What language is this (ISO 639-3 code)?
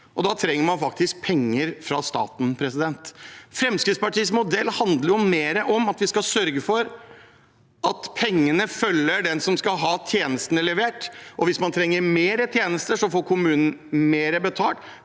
nor